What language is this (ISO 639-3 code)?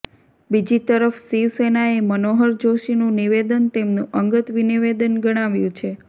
guj